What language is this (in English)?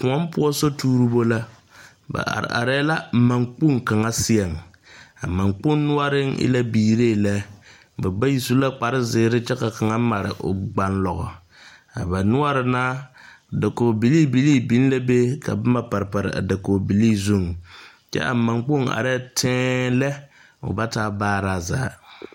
Southern Dagaare